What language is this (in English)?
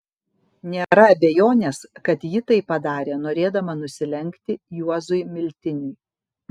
Lithuanian